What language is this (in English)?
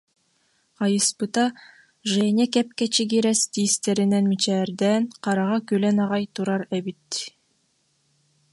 Yakut